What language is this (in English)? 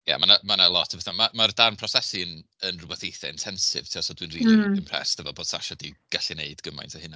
Welsh